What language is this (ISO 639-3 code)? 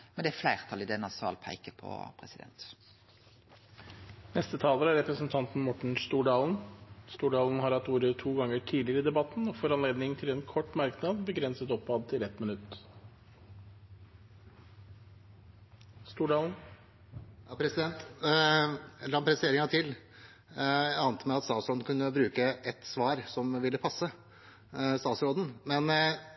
nor